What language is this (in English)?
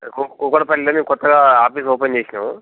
Telugu